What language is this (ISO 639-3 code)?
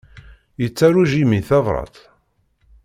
kab